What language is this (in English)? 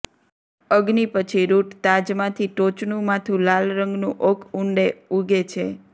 Gujarati